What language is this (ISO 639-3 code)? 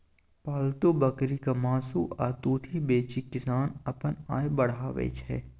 mai